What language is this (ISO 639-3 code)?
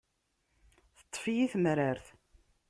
kab